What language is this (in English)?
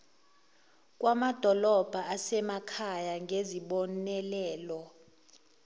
Zulu